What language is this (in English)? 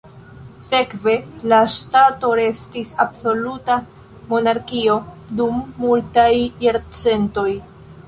Esperanto